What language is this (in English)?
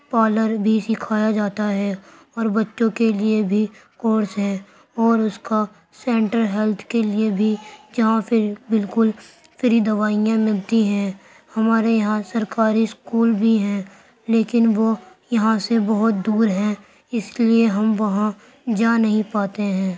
Urdu